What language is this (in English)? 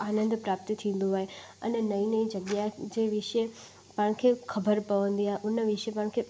Sindhi